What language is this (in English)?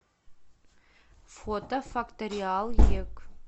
Russian